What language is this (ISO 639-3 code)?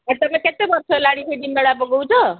ori